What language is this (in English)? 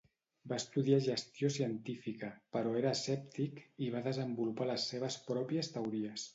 Catalan